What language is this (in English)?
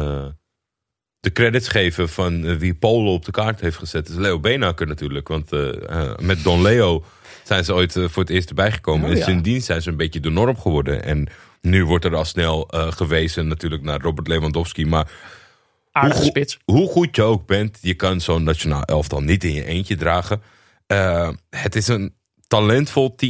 Dutch